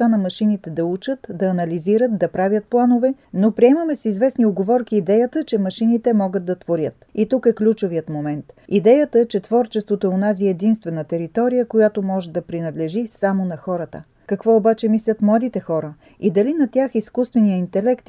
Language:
Bulgarian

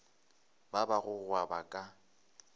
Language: Northern Sotho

